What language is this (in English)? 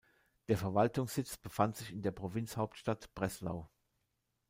German